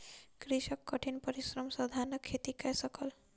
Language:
Maithili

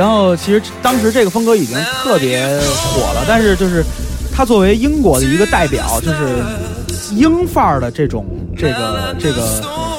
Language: Chinese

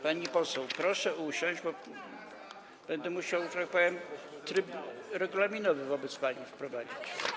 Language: Polish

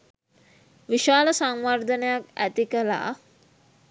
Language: Sinhala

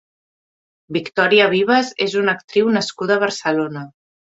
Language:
Catalan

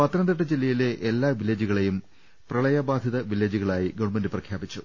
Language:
Malayalam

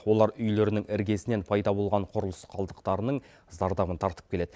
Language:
Kazakh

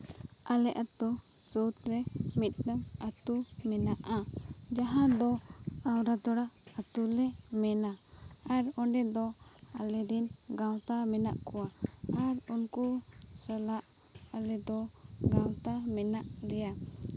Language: Santali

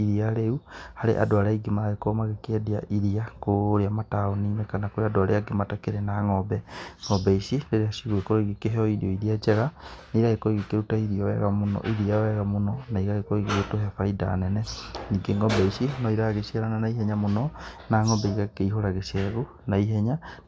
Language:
Kikuyu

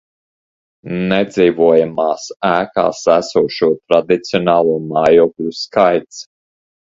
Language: Latvian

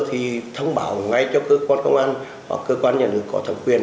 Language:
Vietnamese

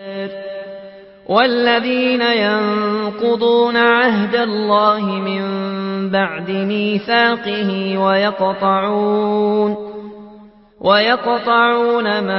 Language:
Arabic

